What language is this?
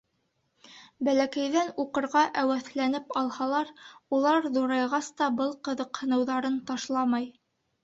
Bashkir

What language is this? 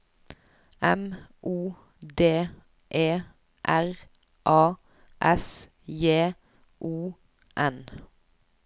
Norwegian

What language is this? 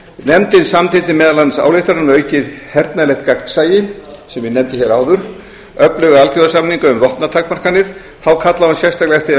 Icelandic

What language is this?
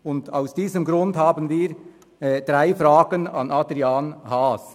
Swiss German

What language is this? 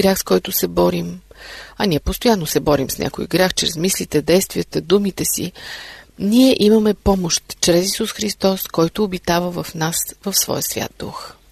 Bulgarian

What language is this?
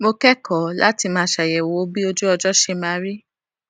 Yoruba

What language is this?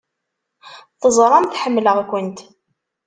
Kabyle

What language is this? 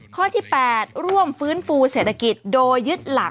Thai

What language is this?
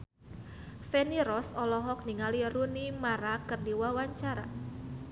Sundanese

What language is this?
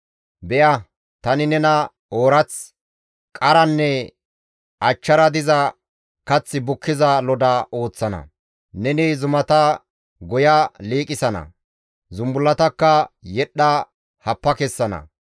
Gamo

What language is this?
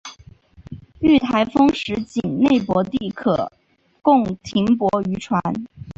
Chinese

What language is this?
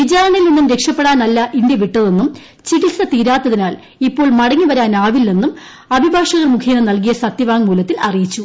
Malayalam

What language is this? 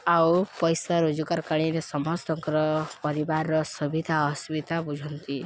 Odia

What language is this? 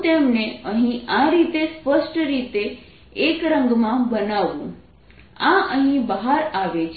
Gujarati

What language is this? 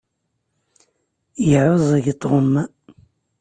Kabyle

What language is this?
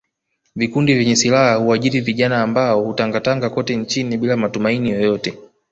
Swahili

